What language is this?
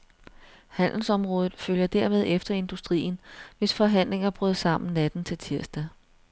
Danish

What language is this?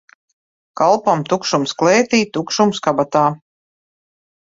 Latvian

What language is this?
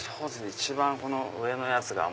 Japanese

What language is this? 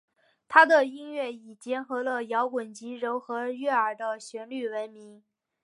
Chinese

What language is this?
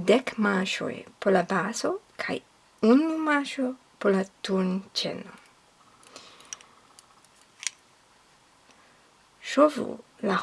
Esperanto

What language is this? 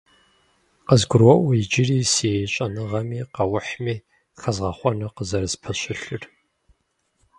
Kabardian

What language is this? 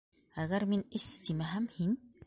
Bashkir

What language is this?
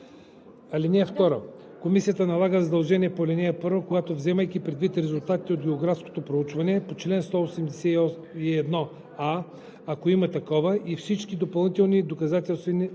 Bulgarian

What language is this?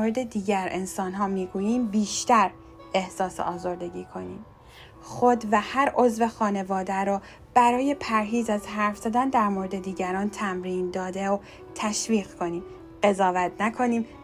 Persian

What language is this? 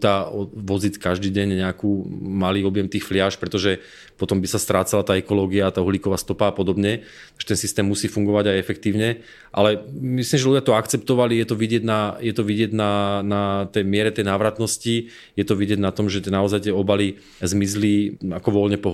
Czech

